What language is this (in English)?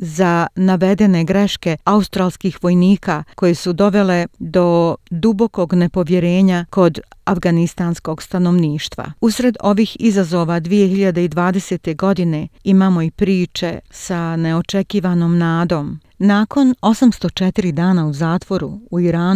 Croatian